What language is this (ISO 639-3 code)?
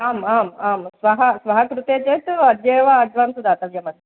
san